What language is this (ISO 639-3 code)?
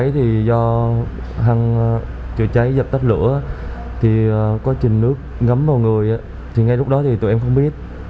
vie